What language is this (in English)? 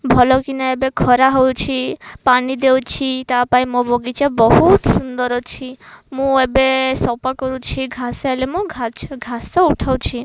Odia